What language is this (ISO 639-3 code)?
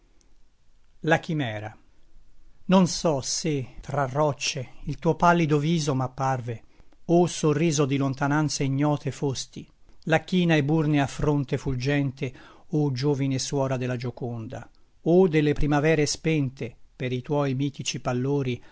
ita